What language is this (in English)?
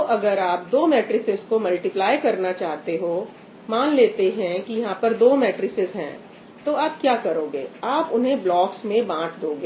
Hindi